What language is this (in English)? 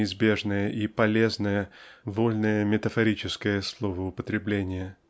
Russian